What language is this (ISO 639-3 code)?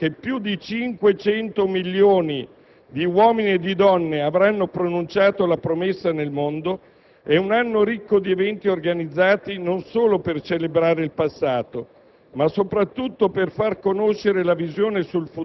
ita